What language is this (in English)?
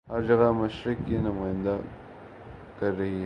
Urdu